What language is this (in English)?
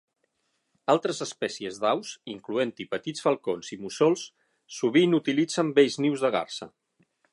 Catalan